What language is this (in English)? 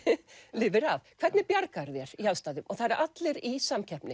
Icelandic